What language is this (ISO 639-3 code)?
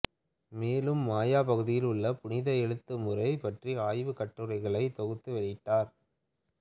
tam